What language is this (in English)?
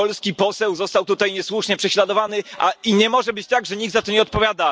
Polish